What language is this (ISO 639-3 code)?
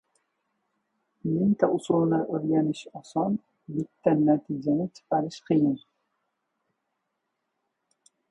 uzb